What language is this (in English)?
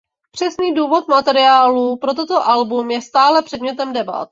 Czech